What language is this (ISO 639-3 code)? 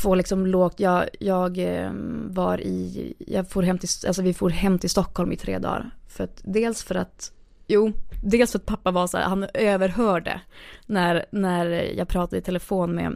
swe